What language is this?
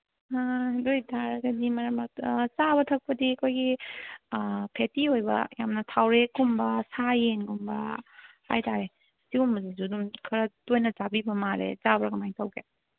Manipuri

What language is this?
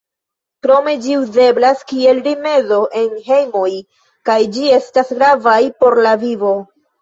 Esperanto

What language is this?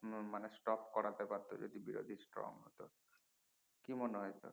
Bangla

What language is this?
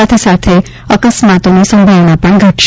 Gujarati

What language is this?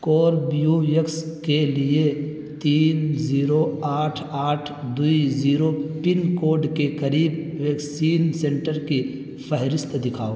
Urdu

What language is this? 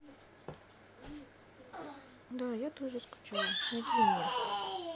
Russian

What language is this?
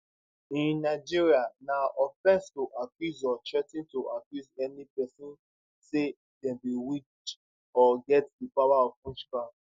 Nigerian Pidgin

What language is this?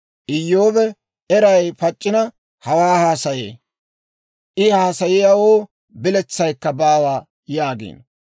Dawro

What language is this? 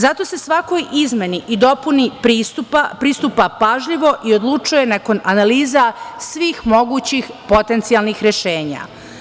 Serbian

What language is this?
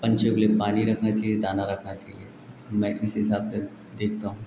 Hindi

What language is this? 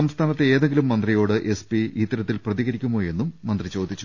Malayalam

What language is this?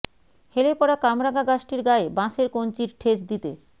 Bangla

